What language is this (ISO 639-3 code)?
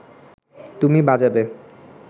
ben